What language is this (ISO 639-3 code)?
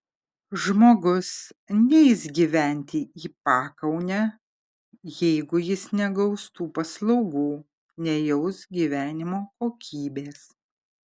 lit